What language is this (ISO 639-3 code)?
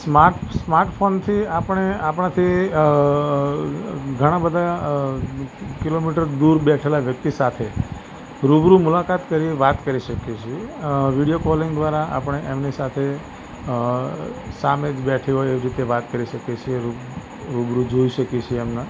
guj